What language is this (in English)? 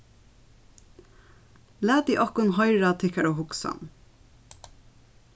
Faroese